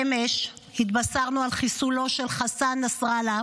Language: Hebrew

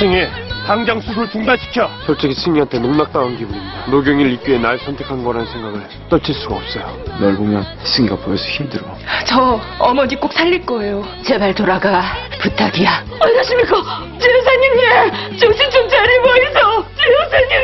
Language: Korean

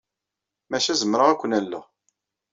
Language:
Kabyle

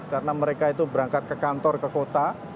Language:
Indonesian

